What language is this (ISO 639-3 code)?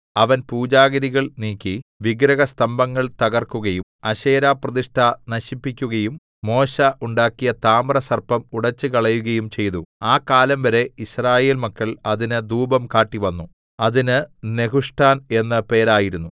mal